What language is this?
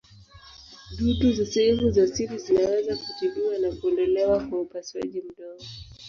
Swahili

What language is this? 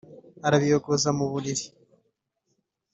Kinyarwanda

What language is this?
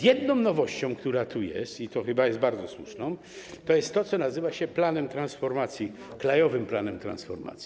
Polish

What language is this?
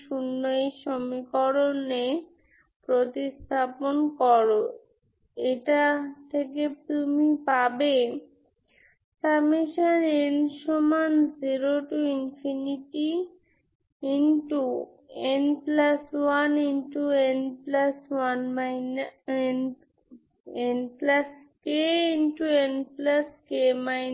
Bangla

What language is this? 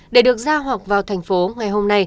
Vietnamese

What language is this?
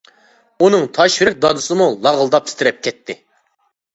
Uyghur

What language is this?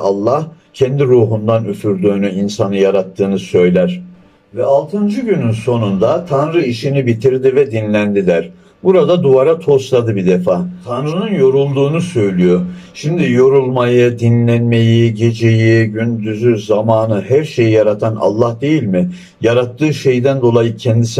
Turkish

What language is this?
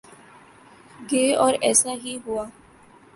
Urdu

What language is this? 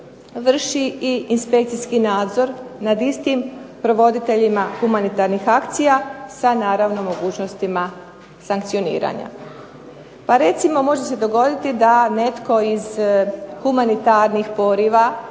Croatian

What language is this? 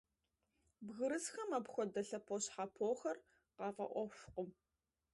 Kabardian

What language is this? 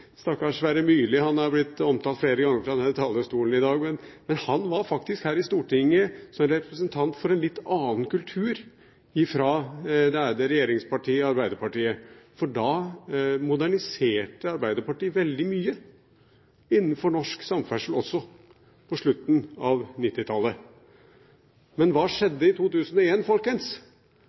Norwegian Bokmål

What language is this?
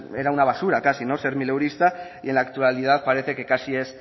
Spanish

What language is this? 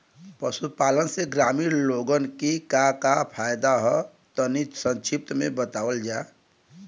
Bhojpuri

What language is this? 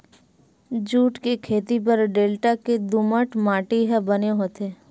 Chhattisgarhi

